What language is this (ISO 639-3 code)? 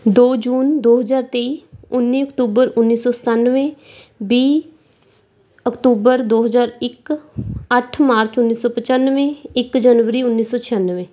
pan